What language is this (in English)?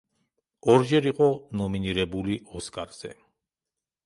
Georgian